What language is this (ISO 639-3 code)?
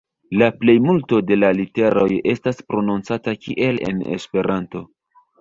epo